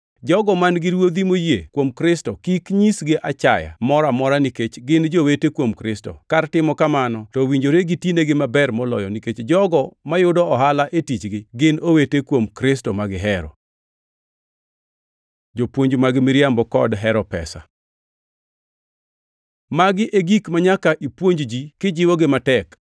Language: Luo (Kenya and Tanzania)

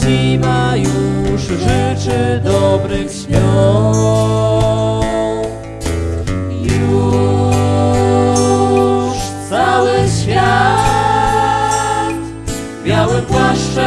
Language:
Polish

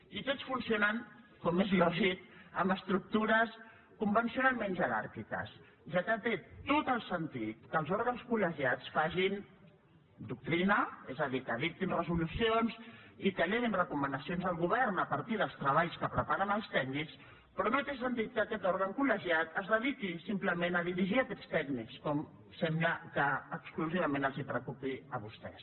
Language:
Catalan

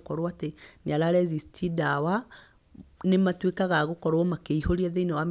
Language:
Kikuyu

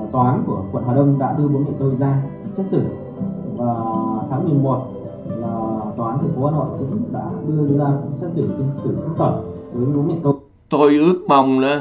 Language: Vietnamese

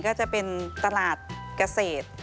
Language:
Thai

